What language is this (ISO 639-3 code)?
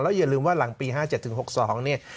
tha